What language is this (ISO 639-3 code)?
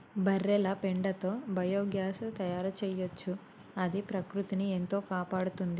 tel